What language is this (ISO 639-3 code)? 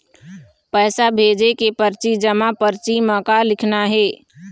hne